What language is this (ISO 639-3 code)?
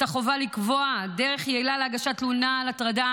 heb